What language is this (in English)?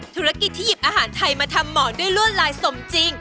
Thai